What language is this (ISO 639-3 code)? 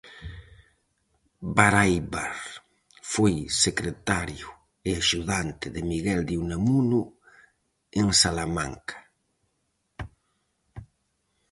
glg